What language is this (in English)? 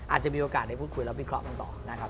Thai